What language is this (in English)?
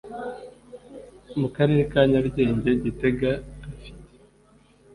Kinyarwanda